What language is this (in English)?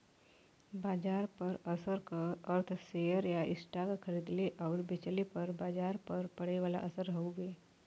Bhojpuri